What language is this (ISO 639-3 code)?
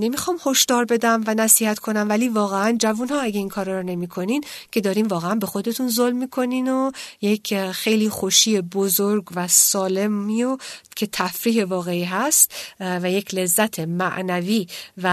fas